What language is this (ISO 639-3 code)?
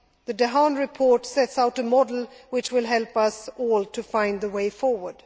eng